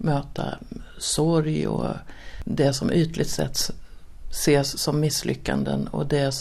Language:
Swedish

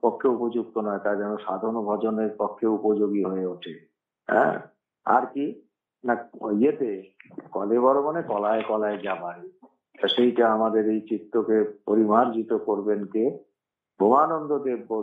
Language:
Italian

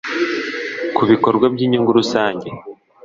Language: Kinyarwanda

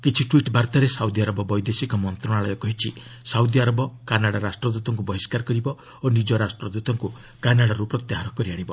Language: Odia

